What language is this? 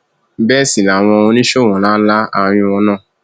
Yoruba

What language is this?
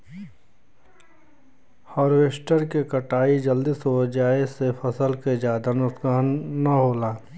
Bhojpuri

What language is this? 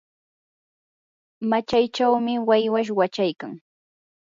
Yanahuanca Pasco Quechua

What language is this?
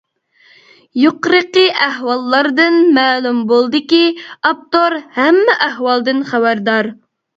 Uyghur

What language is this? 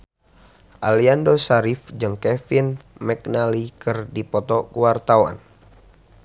Sundanese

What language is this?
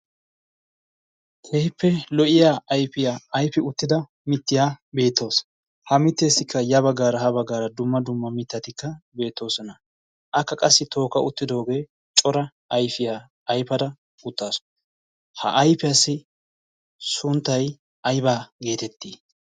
Wolaytta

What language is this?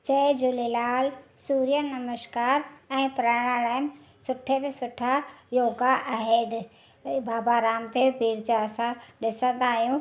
Sindhi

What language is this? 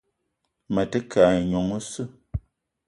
Eton (Cameroon)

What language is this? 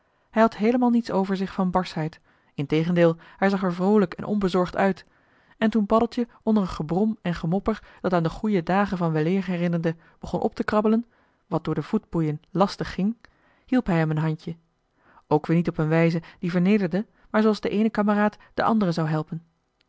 Dutch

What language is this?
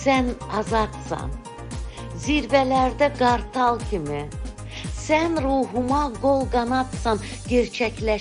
Turkish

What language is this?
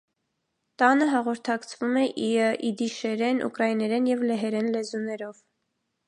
Armenian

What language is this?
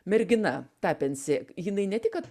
Lithuanian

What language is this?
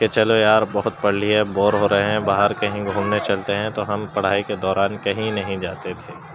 Urdu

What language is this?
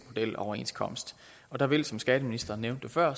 Danish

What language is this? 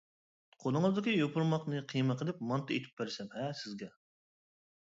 Uyghur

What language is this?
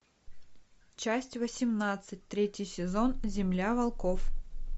Russian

